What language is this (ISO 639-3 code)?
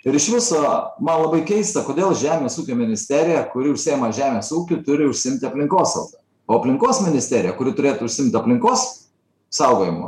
lit